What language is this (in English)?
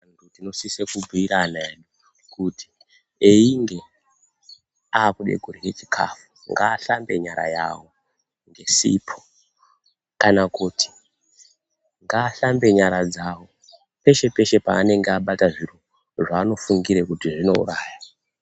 Ndau